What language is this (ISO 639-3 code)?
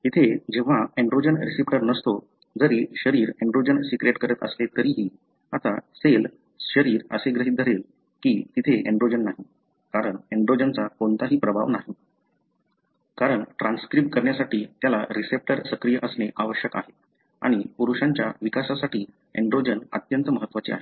mar